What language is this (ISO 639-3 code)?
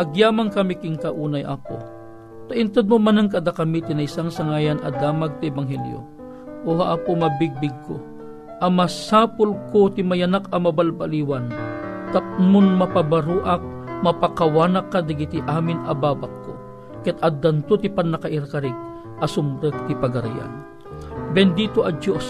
fil